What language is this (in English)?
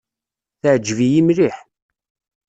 Kabyle